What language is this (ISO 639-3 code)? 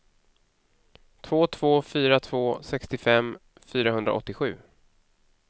swe